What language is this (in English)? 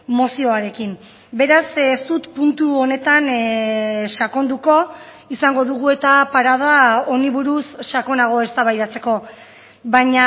Basque